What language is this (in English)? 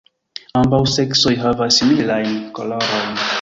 Esperanto